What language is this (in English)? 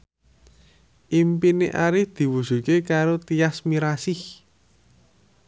Javanese